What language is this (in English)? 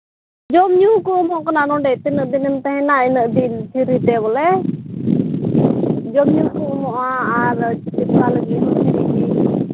Santali